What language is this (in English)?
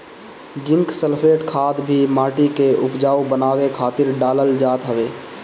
Bhojpuri